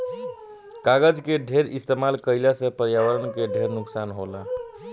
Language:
Bhojpuri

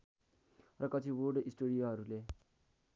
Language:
Nepali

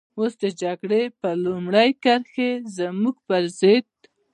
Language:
Pashto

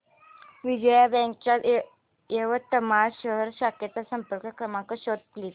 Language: Marathi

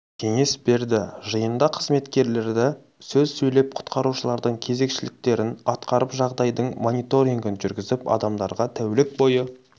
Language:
Kazakh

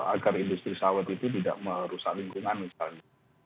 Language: Indonesian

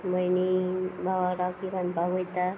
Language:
Konkani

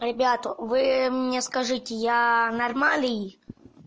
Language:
Russian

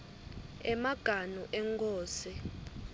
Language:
Swati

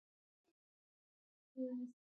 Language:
Pashto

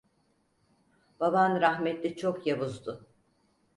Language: Turkish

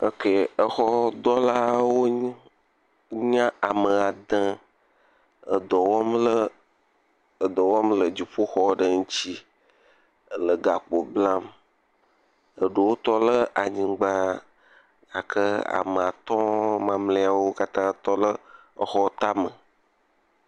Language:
Ewe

